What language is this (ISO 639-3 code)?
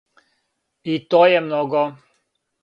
srp